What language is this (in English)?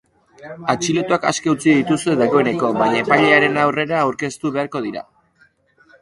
Basque